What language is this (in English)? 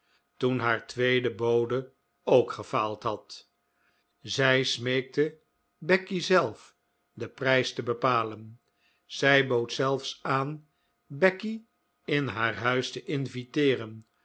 Dutch